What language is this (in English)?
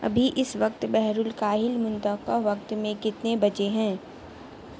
Urdu